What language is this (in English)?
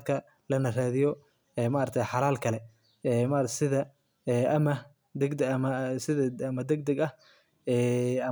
Somali